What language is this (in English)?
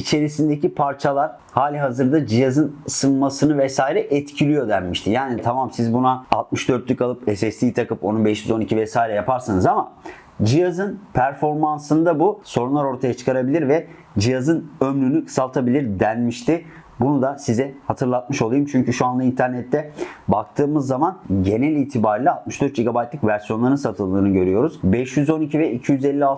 Turkish